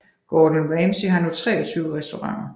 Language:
Danish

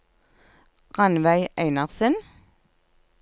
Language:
Norwegian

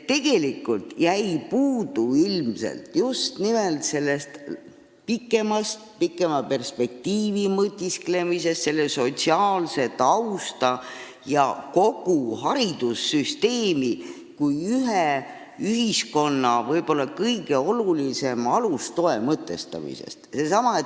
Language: Estonian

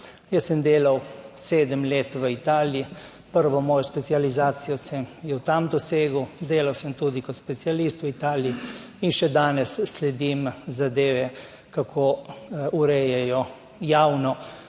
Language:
Slovenian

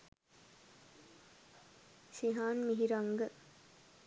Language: Sinhala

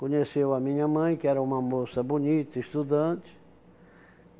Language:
Portuguese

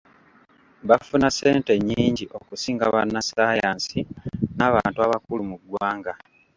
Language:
Ganda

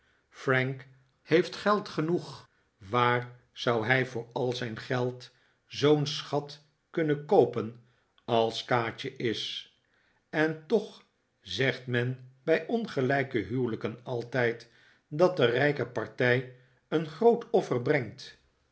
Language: Dutch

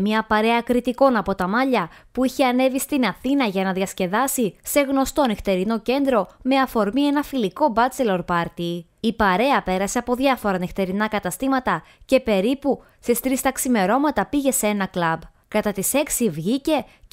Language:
Greek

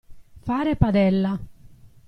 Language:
Italian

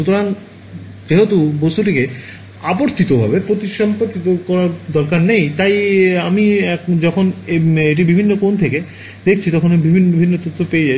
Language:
Bangla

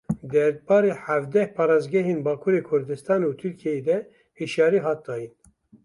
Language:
Kurdish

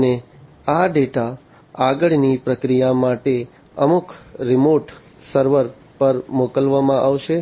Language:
Gujarati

